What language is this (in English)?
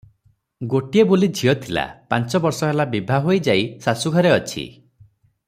Odia